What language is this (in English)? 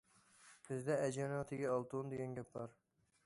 Uyghur